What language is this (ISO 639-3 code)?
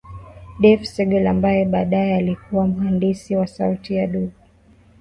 swa